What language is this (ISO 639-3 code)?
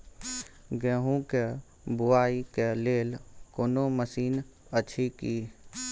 mai